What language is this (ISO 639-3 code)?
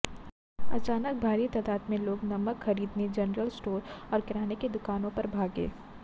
hin